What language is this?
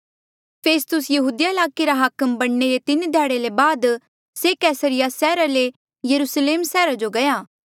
Mandeali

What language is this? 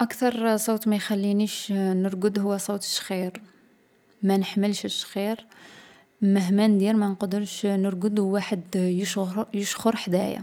Algerian Arabic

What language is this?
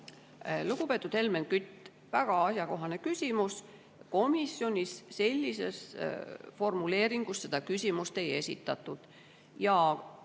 Estonian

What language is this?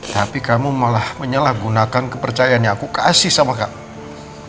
Indonesian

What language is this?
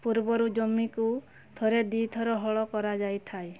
Odia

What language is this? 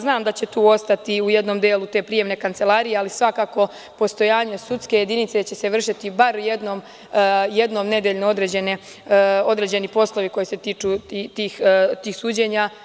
Serbian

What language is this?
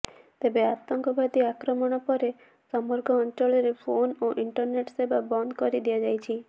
Odia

